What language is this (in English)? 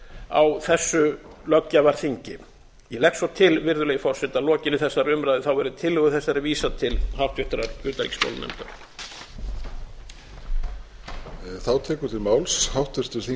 Icelandic